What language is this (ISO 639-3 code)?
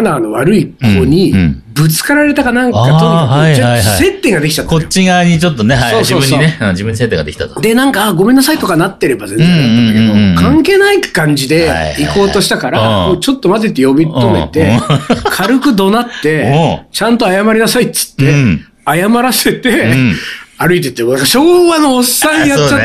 jpn